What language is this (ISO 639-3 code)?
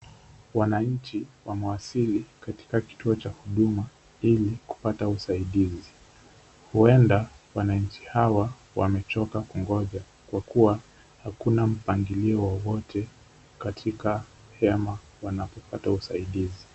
swa